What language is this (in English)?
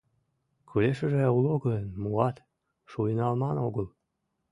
Mari